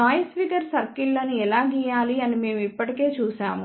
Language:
Telugu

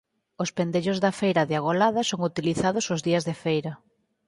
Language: Galician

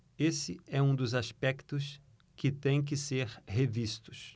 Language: Portuguese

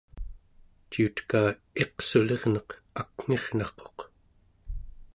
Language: Central Yupik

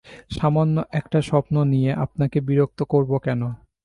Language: Bangla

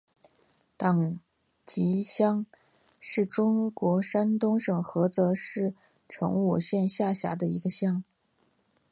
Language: Chinese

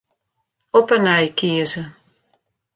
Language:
Western Frisian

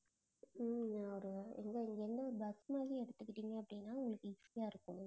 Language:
Tamil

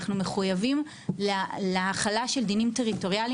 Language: Hebrew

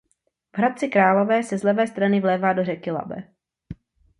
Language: Czech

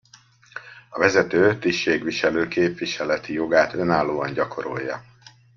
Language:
Hungarian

